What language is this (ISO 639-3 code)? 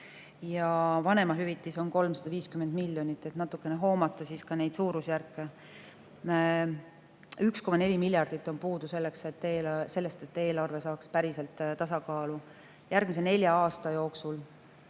est